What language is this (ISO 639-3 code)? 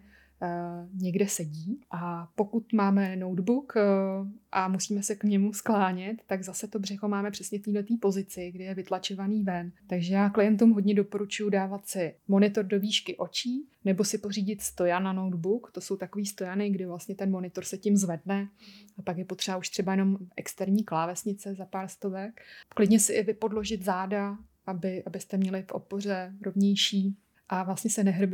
ces